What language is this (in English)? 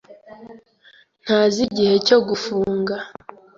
Kinyarwanda